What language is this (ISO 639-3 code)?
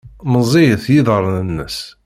kab